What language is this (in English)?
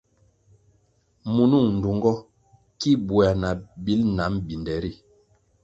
Kwasio